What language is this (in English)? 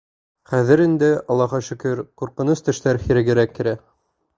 Bashkir